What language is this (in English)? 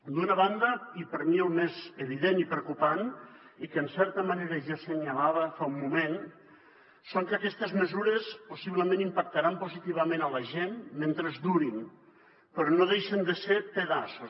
Catalan